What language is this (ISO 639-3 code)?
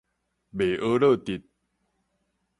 nan